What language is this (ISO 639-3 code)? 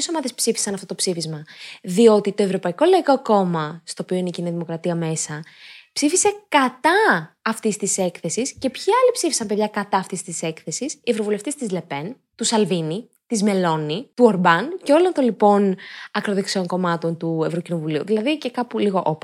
ell